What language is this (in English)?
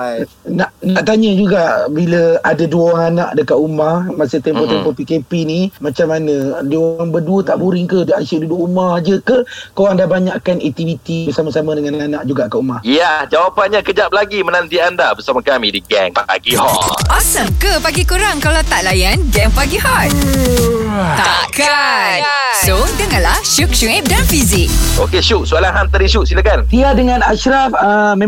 Malay